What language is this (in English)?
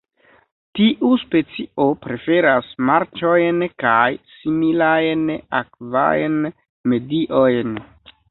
Esperanto